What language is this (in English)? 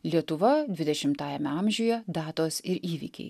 Lithuanian